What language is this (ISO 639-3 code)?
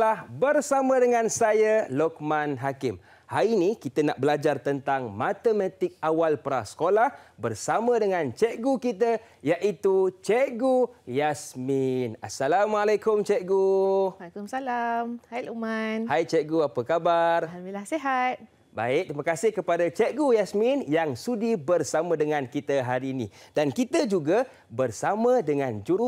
msa